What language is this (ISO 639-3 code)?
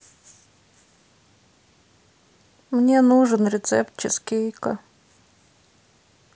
rus